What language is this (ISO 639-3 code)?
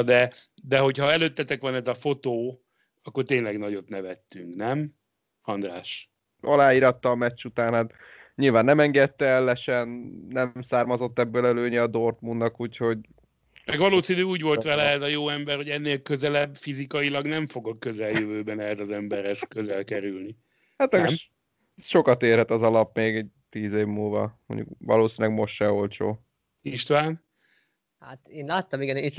hun